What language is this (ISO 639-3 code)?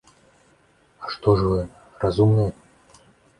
bel